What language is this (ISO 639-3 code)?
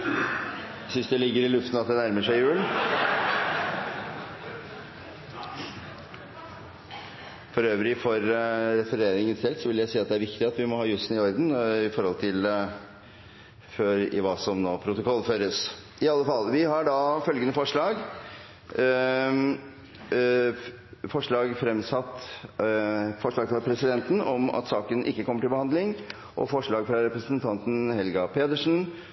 nor